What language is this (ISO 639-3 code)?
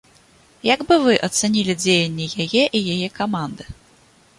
bel